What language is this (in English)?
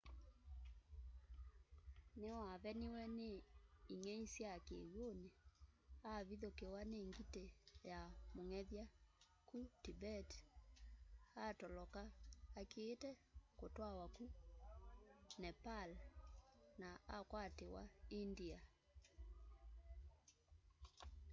Kamba